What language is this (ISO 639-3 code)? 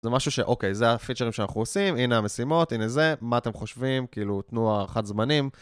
heb